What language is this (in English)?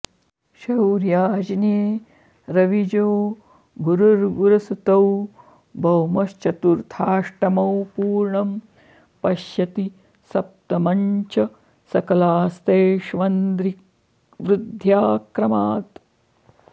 Sanskrit